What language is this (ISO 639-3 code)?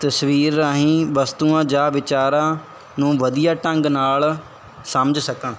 pan